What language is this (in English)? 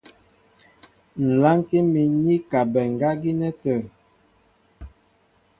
Mbo (Cameroon)